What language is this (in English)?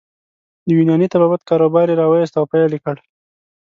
Pashto